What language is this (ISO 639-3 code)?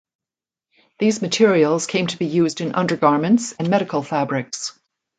eng